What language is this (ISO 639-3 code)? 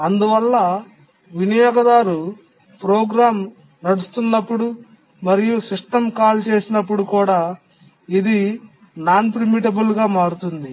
tel